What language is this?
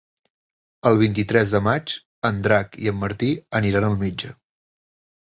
Catalan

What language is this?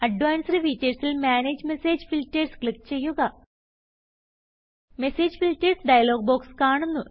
Malayalam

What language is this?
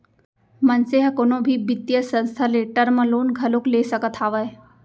Chhattisgarhi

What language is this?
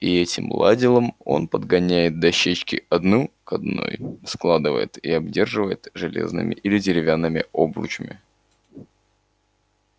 Russian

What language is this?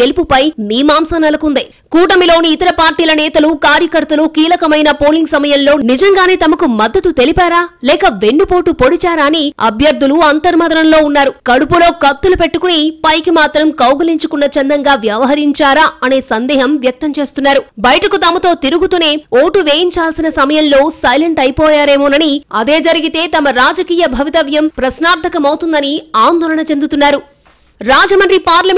Telugu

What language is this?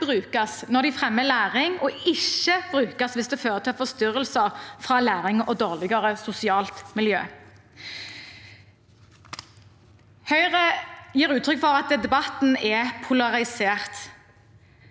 Norwegian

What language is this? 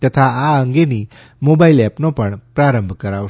Gujarati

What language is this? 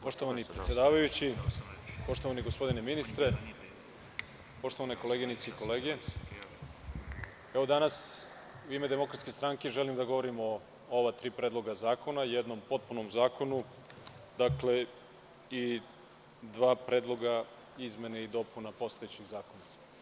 Serbian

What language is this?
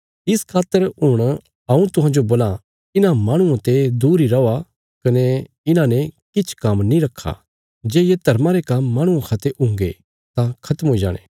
Bilaspuri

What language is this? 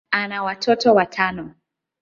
Swahili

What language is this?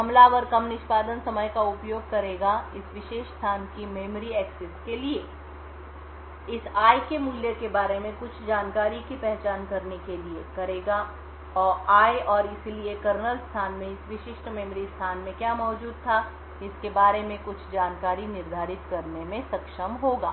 Hindi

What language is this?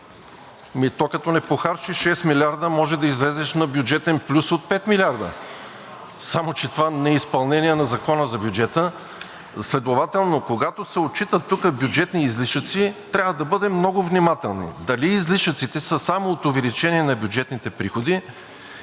Bulgarian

